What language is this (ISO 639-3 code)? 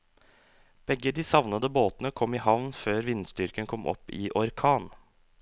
nor